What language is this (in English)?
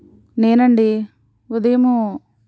Telugu